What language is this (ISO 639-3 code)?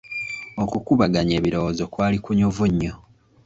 lug